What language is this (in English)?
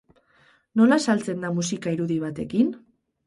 Basque